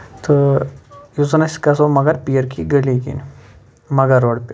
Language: Kashmiri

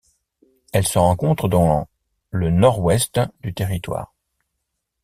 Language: French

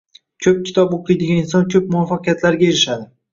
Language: Uzbek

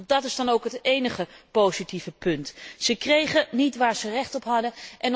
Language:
Dutch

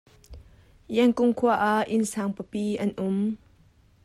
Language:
Hakha Chin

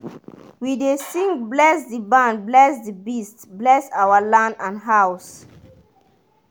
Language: Nigerian Pidgin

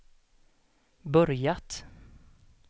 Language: Swedish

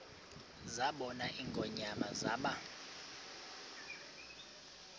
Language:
Xhosa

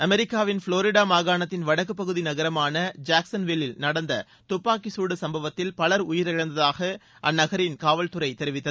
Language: Tamil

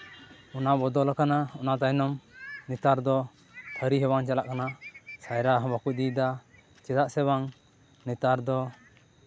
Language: Santali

